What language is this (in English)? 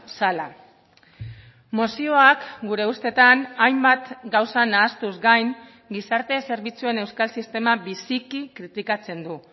Basque